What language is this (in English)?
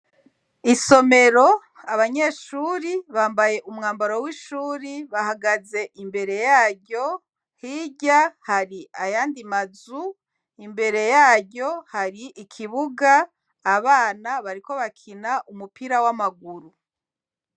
Rundi